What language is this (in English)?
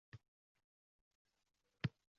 Uzbek